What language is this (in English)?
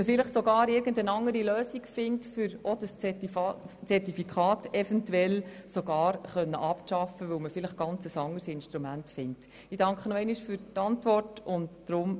Swiss German